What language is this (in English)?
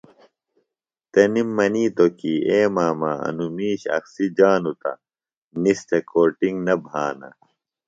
Phalura